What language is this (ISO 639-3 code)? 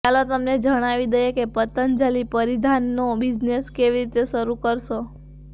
guj